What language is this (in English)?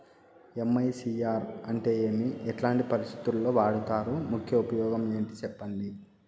Telugu